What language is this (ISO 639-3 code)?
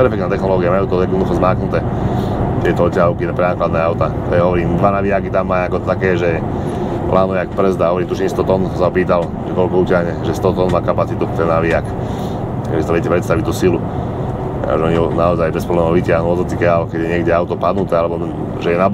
slk